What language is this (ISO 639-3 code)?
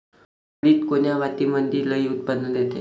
mar